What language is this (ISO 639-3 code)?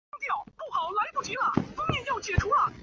zho